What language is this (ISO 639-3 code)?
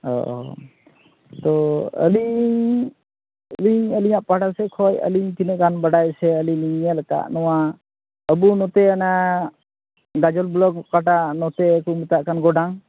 sat